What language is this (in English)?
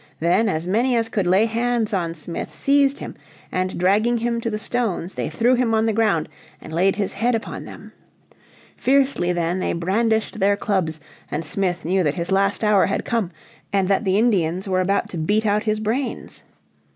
English